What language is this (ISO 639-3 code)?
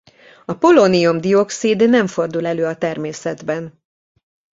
hun